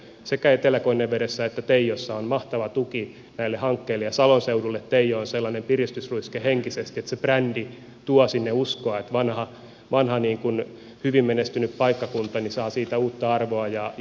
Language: Finnish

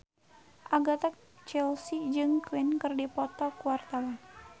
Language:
Sundanese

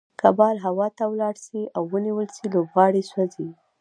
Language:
Pashto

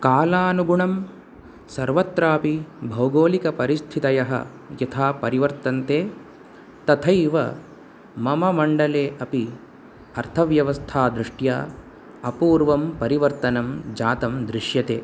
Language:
Sanskrit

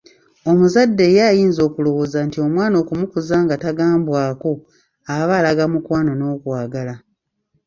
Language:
Ganda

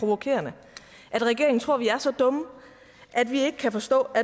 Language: Danish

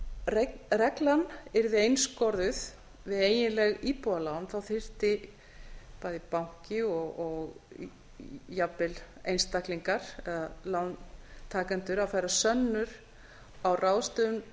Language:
Icelandic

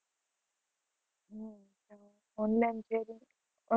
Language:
Gujarati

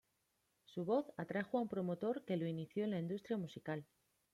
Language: Spanish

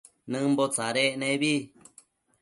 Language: Matsés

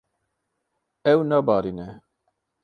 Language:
Kurdish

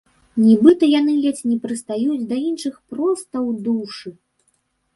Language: Belarusian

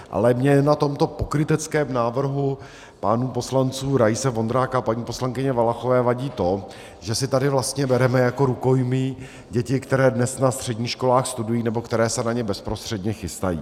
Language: Czech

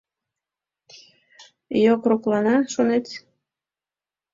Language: Mari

